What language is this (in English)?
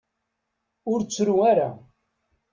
Kabyle